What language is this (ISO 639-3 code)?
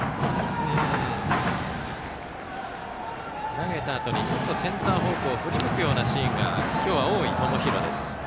jpn